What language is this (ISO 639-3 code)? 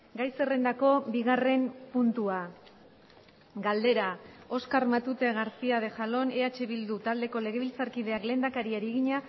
eus